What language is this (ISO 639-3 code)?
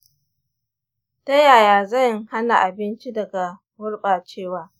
hau